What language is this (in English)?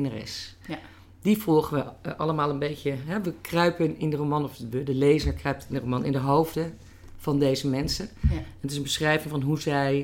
Dutch